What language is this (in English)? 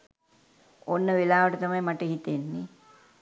Sinhala